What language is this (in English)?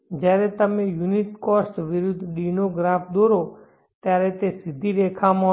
Gujarati